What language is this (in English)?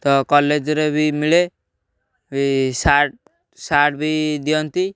Odia